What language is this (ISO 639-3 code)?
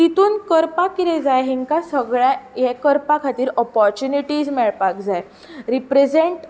kok